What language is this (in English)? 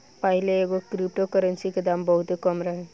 Bhojpuri